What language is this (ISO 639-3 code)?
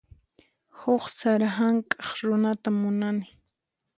qxp